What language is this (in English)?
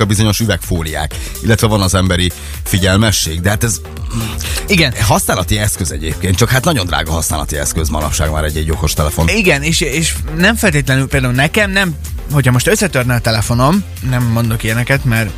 Hungarian